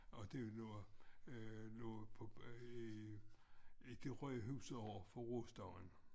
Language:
Danish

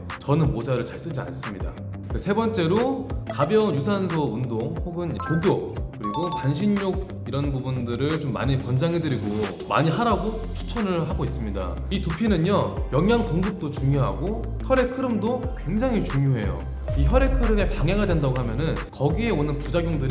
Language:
Korean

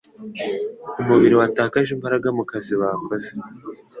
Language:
Kinyarwanda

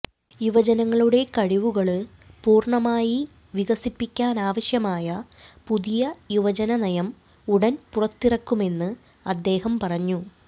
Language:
Malayalam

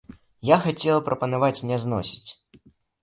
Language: Belarusian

